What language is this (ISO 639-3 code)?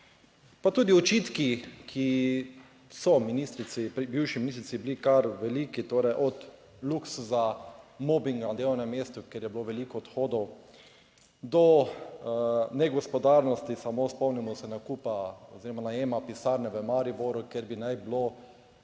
slv